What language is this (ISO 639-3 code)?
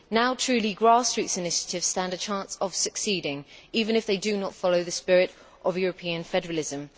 eng